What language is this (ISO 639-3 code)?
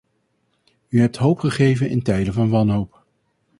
nld